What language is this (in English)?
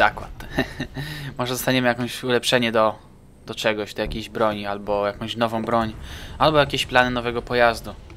Polish